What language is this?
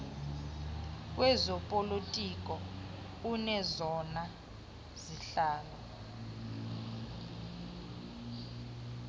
Xhosa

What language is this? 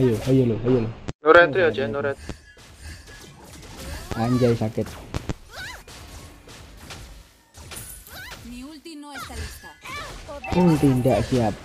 Indonesian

